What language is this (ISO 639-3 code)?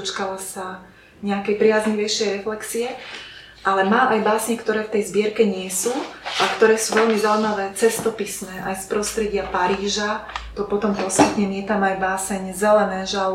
slk